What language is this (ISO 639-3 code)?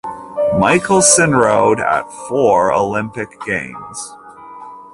eng